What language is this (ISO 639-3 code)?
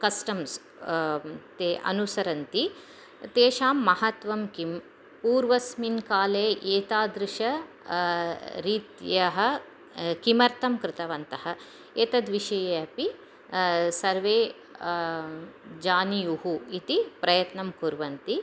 san